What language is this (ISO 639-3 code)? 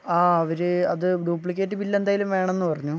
mal